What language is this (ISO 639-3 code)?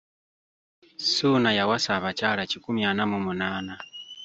lug